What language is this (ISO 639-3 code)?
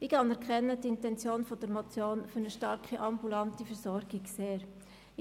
gsw